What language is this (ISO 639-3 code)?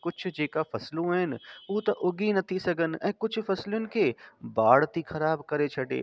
snd